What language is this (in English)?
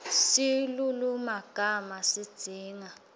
Swati